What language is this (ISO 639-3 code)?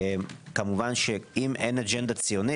heb